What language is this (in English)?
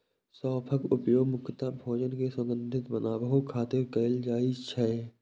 Maithili